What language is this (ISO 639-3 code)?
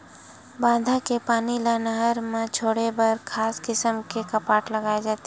hne